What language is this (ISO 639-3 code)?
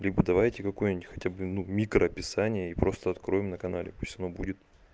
rus